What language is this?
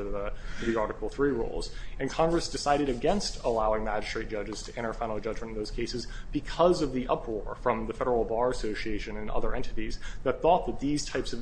English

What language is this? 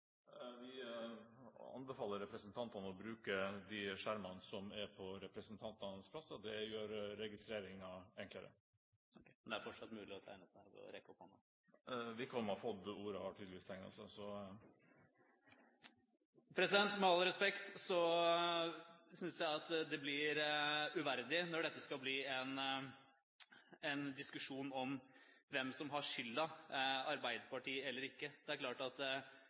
Norwegian Bokmål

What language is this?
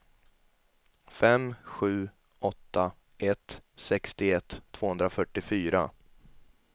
Swedish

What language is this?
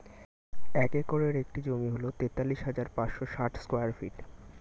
Bangla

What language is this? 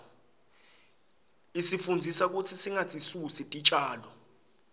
Swati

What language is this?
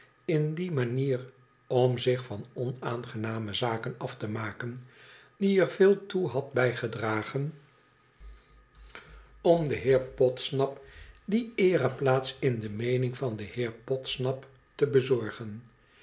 Dutch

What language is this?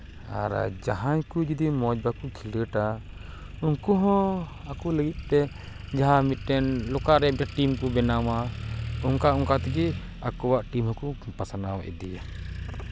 Santali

